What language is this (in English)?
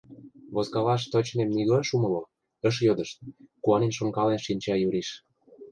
Mari